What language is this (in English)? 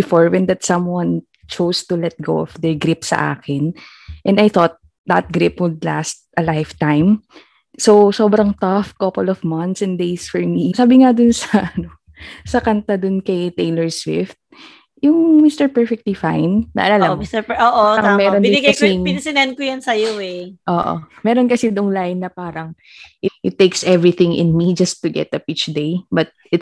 Filipino